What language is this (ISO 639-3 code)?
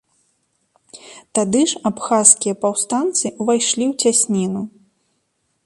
bel